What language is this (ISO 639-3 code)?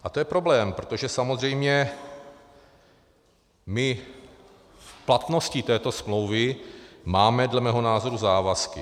ces